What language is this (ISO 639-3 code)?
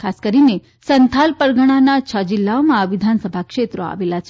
guj